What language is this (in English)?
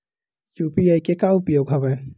Chhattisgarhi